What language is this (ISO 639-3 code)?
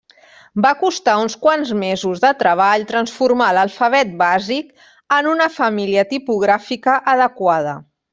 cat